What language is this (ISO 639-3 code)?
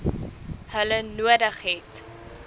afr